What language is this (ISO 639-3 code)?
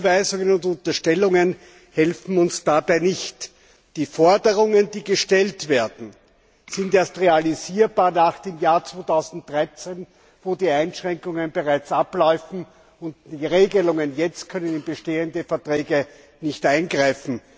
deu